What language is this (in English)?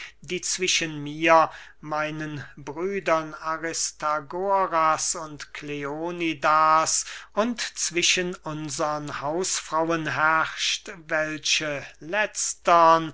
German